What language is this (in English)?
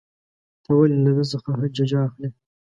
Pashto